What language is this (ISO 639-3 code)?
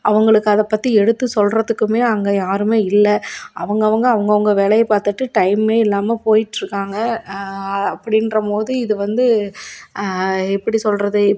tam